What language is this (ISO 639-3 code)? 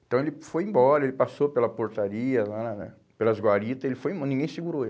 por